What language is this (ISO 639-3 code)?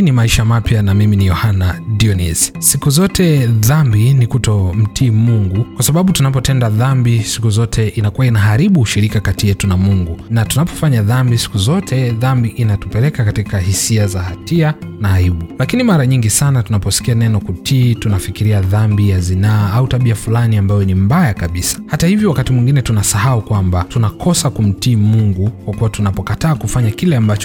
swa